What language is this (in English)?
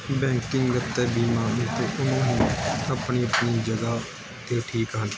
Punjabi